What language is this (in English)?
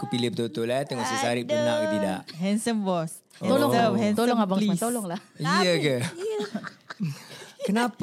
Malay